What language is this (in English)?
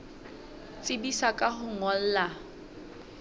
Southern Sotho